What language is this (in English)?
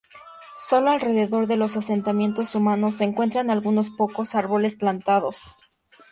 Spanish